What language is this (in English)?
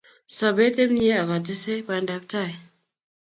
Kalenjin